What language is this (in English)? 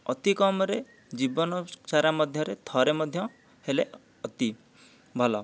Odia